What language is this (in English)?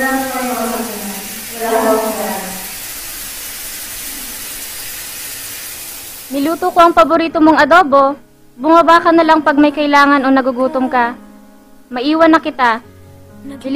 Filipino